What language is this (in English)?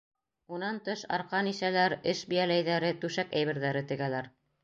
Bashkir